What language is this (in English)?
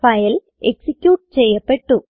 Malayalam